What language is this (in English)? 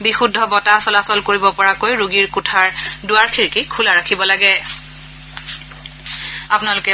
Assamese